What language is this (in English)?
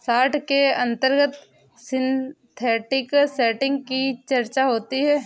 Hindi